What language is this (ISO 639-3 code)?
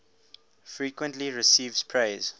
eng